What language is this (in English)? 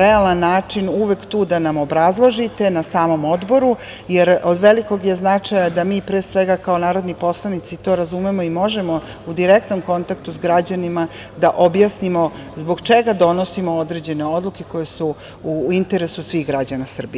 Serbian